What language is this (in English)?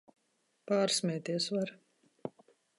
Latvian